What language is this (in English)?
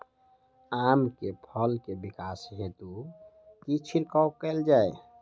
Maithili